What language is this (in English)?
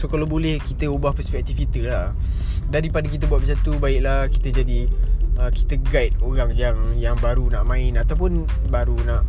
Malay